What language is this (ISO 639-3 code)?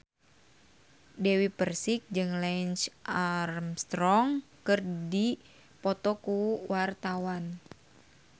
sun